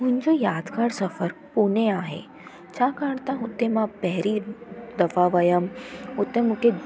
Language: Sindhi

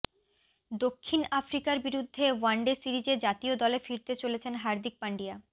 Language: Bangla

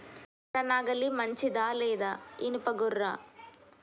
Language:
Telugu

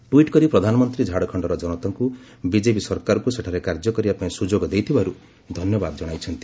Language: Odia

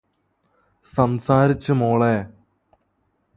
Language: Malayalam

